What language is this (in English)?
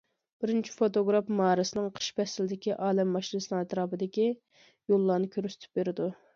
Uyghur